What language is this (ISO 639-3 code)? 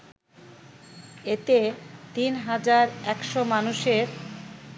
ben